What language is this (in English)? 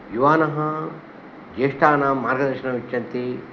Sanskrit